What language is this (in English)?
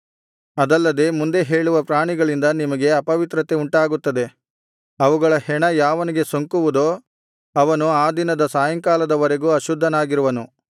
Kannada